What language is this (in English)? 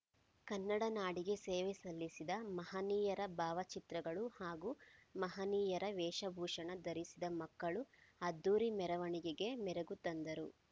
Kannada